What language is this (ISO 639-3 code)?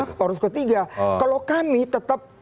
ind